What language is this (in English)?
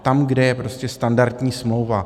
Czech